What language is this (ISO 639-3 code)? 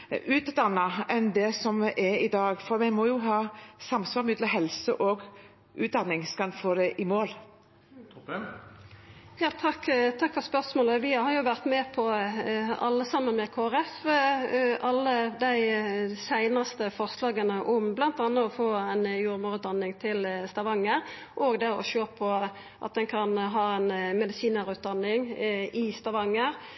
nor